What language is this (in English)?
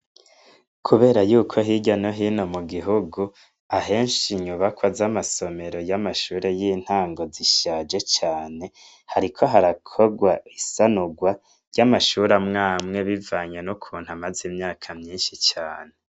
Rundi